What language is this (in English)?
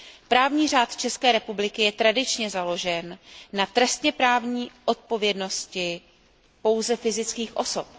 Czech